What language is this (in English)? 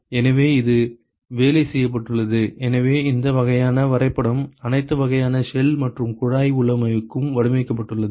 Tamil